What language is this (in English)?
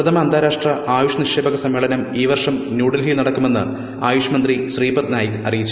Malayalam